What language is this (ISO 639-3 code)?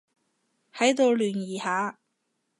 yue